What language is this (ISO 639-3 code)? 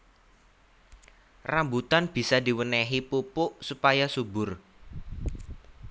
jav